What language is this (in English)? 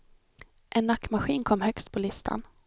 Swedish